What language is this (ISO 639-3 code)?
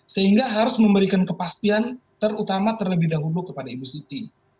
ind